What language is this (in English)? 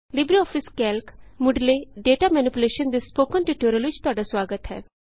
Punjabi